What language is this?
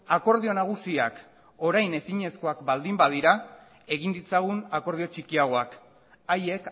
Basque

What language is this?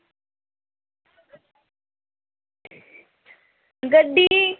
Dogri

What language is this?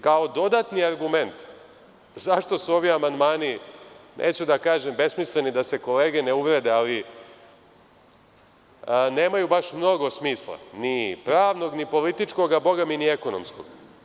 Serbian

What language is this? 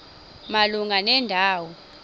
Xhosa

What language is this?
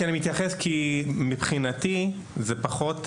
Hebrew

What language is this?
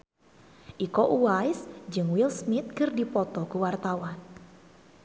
Sundanese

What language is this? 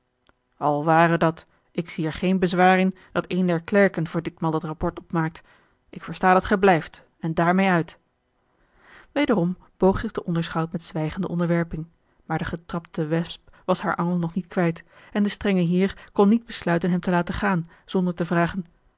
Dutch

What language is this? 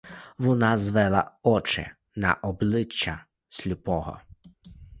Ukrainian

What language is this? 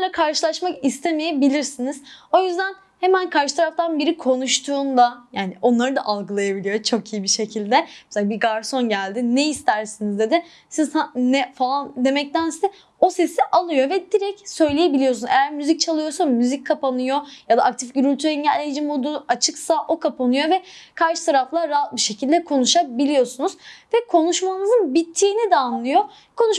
Turkish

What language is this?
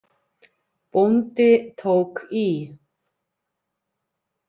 Icelandic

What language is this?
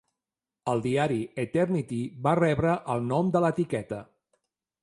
Catalan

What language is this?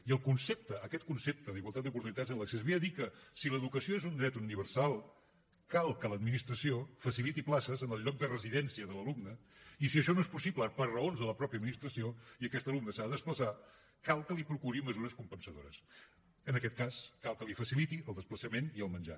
Catalan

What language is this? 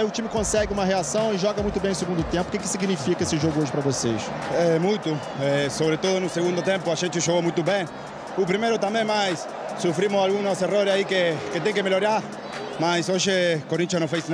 Portuguese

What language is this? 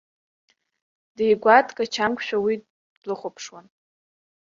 Abkhazian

